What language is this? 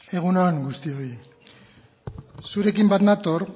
Basque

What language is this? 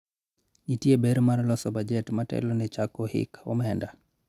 Luo (Kenya and Tanzania)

